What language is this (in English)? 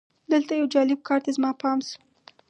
Pashto